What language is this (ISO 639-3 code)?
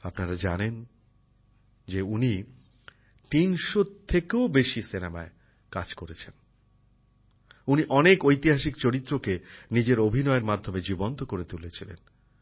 ben